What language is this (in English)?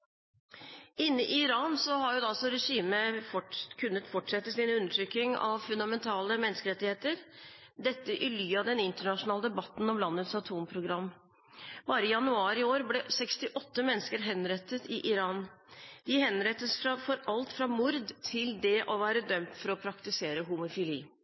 Norwegian Bokmål